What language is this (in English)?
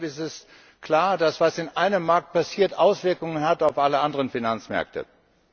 German